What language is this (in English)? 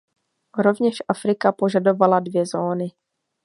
Czech